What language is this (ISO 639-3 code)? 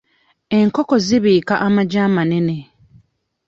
lug